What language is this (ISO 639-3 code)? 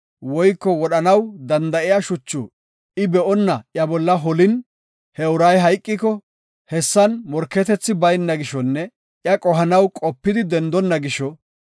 gof